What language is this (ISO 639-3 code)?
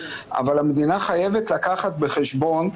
heb